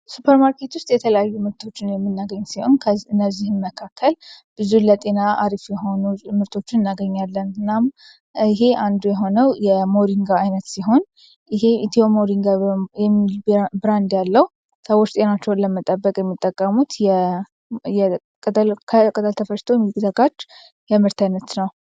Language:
Amharic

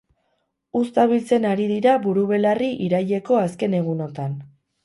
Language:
Basque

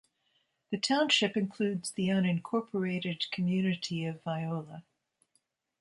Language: English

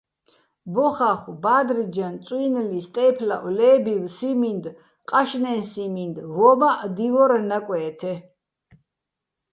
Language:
Bats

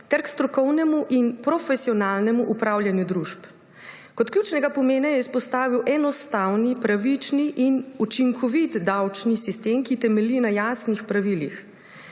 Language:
Slovenian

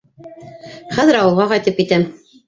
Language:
Bashkir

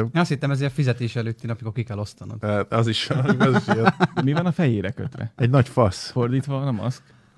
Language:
Hungarian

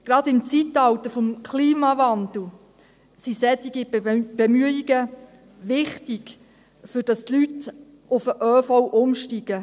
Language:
Swiss German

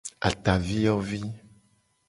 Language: Gen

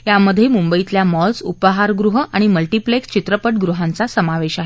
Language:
Marathi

